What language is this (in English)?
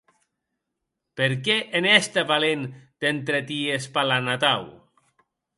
Occitan